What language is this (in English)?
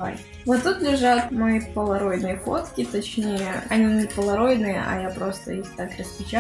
Russian